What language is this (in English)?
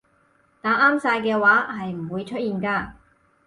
Cantonese